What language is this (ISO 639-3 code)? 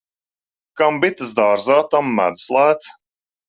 lav